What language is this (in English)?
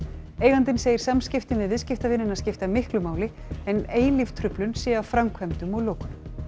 Icelandic